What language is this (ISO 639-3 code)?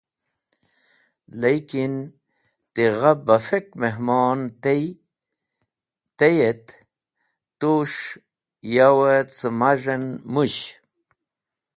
wbl